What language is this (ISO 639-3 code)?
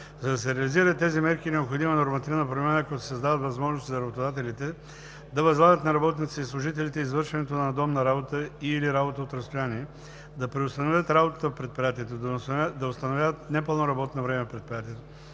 bul